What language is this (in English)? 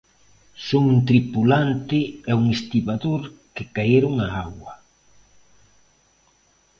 Galician